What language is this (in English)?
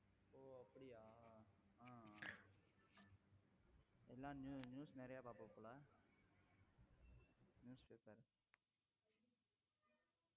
Tamil